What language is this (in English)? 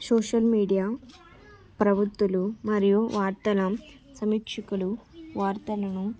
Telugu